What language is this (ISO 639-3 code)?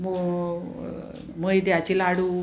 kok